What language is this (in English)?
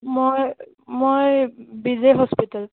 Assamese